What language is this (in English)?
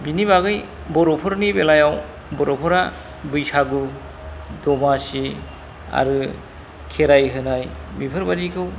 Bodo